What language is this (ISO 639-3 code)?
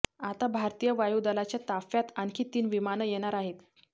mar